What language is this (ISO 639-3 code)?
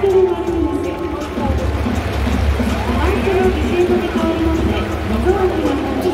jpn